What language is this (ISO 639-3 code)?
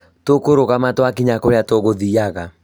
kik